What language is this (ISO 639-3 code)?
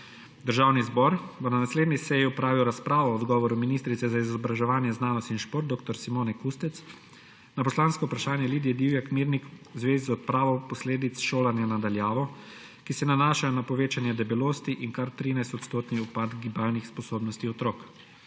slv